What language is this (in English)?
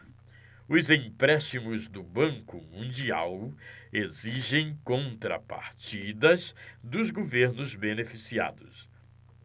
Portuguese